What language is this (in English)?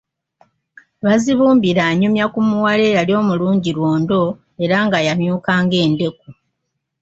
Ganda